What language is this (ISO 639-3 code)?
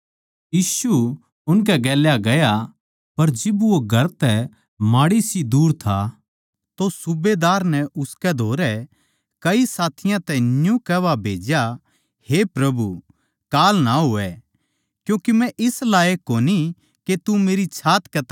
bgc